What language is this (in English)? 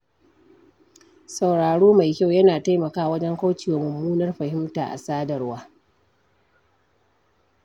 Hausa